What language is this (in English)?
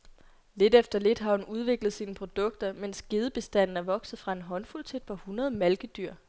Danish